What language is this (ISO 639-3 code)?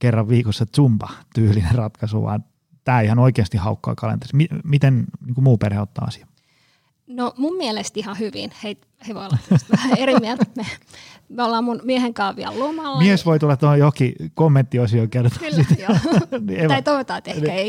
fin